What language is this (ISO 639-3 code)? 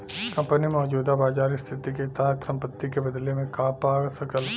bho